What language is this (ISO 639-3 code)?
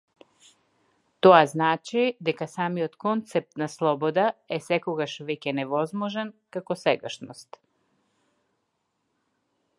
mkd